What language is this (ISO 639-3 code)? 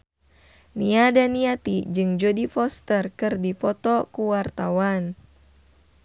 sun